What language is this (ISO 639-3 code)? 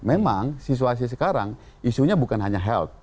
ind